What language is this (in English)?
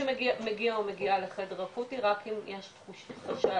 Hebrew